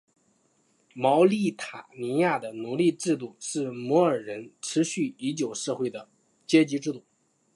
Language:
Chinese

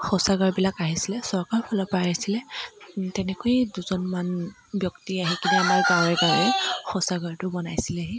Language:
Assamese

